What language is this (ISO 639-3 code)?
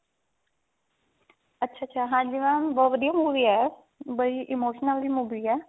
pan